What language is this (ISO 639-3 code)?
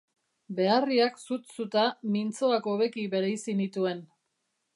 eus